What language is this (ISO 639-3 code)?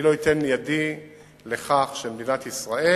heb